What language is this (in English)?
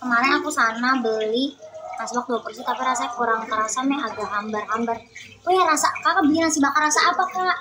Indonesian